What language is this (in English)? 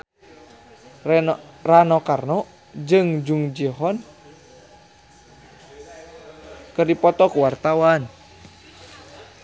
Sundanese